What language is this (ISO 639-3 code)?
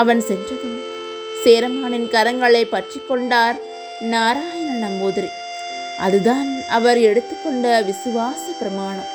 tam